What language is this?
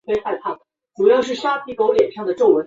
Chinese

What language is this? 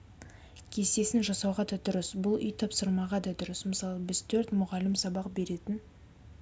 Kazakh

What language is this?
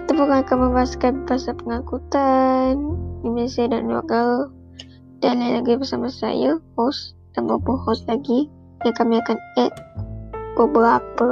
Malay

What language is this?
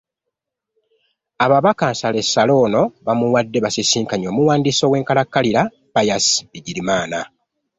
Ganda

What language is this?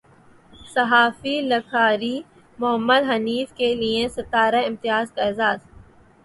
Urdu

